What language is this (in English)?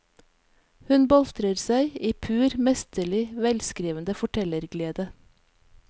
Norwegian